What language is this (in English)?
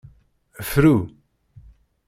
Kabyle